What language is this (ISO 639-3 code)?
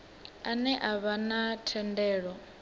ven